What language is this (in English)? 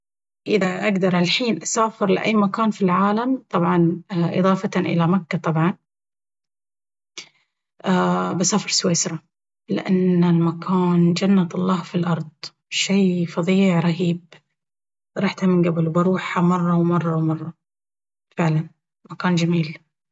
Baharna Arabic